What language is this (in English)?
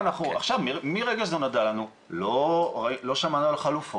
Hebrew